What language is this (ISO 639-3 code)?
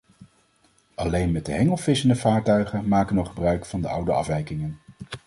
nld